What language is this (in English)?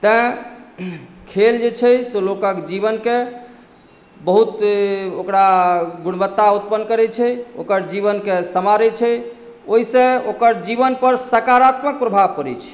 Maithili